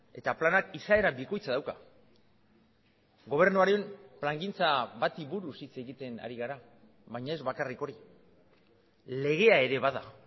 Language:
Basque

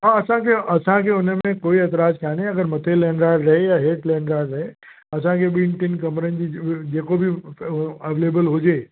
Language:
Sindhi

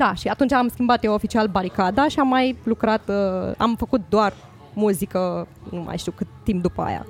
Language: Romanian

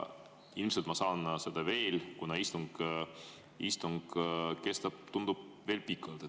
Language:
Estonian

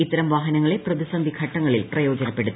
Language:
Malayalam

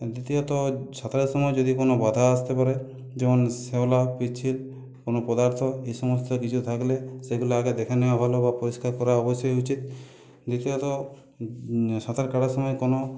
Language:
Bangla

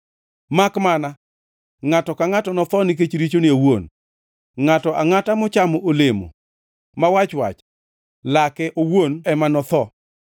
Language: Luo (Kenya and Tanzania)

